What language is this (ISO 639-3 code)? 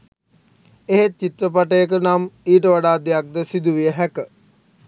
sin